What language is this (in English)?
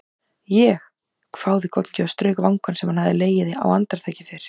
Icelandic